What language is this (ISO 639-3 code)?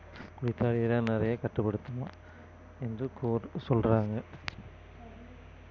tam